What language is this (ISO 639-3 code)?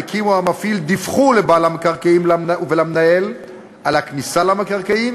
heb